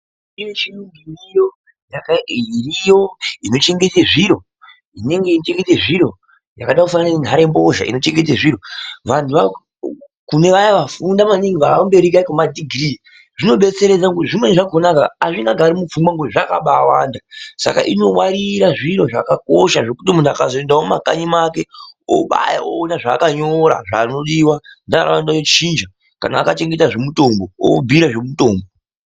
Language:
Ndau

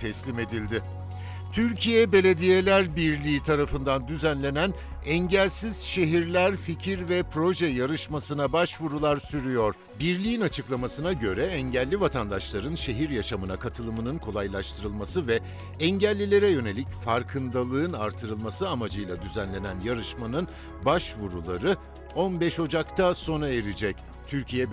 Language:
Turkish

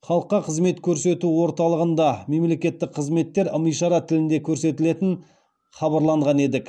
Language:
Kazakh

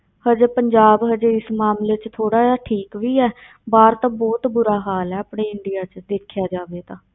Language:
Punjabi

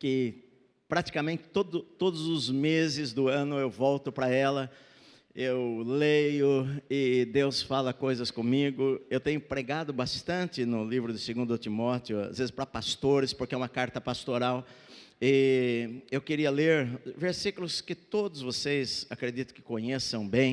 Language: Portuguese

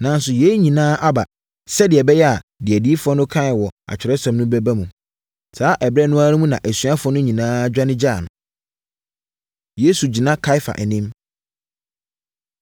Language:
Akan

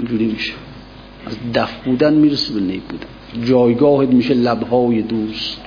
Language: Persian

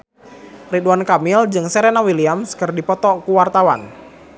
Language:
Sundanese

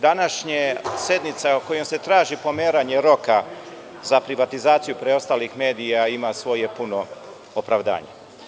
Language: Serbian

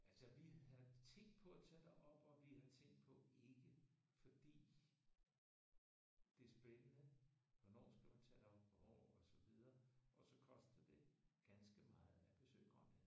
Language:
Danish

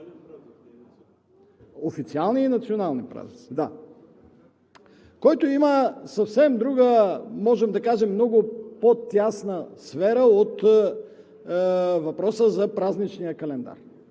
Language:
Bulgarian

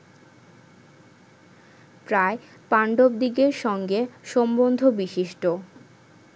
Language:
Bangla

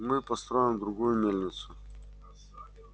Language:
Russian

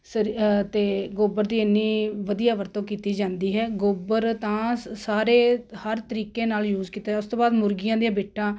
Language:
Punjabi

